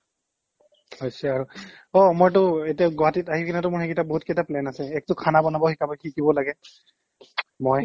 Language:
Assamese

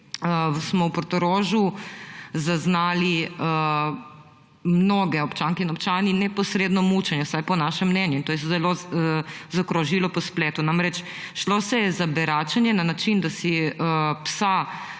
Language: Slovenian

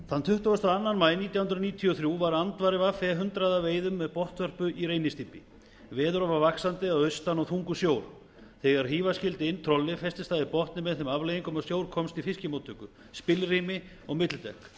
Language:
Icelandic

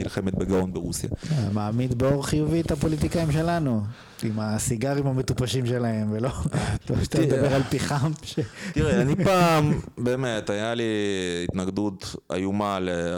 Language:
Hebrew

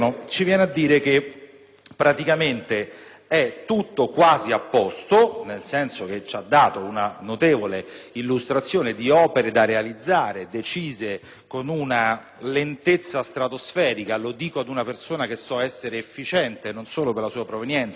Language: Italian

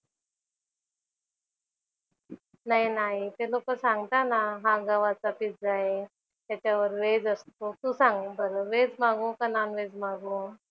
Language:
Marathi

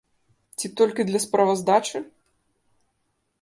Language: Belarusian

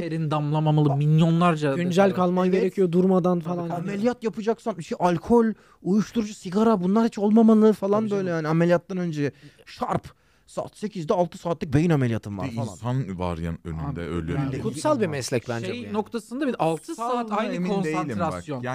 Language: Turkish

